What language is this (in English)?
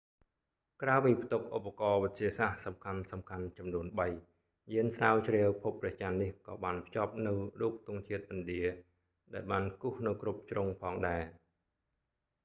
Khmer